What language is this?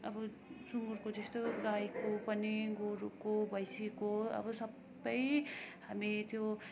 Nepali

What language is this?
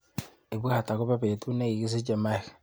Kalenjin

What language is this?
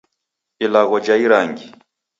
Taita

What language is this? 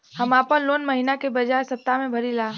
Bhojpuri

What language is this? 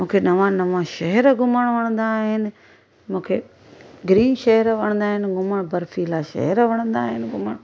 Sindhi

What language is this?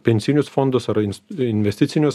Lithuanian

